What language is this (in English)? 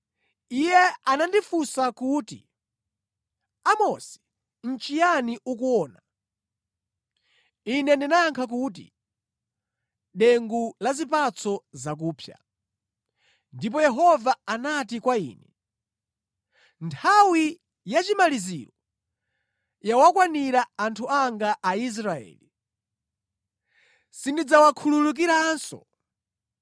Nyanja